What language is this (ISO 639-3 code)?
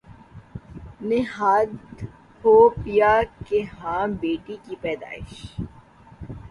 urd